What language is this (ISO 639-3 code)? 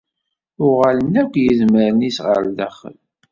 kab